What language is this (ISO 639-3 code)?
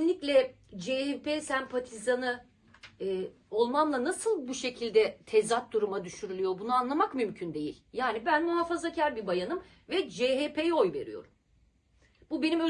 tur